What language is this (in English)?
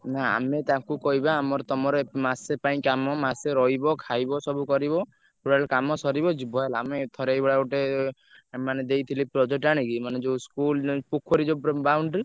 Odia